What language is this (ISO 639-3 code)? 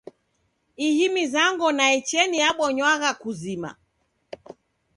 dav